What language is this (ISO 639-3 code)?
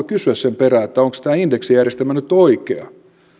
fin